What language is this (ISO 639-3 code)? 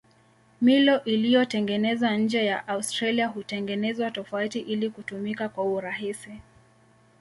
swa